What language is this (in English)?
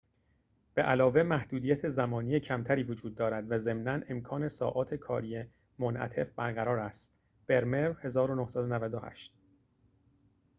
Persian